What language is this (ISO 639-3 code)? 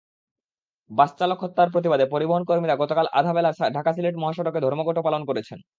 ben